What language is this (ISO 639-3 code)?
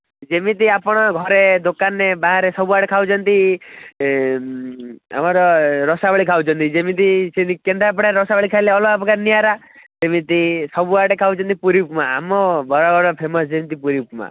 ori